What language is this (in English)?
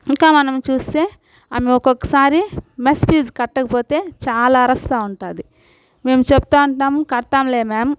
Telugu